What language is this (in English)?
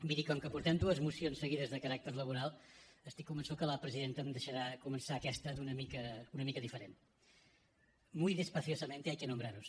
Catalan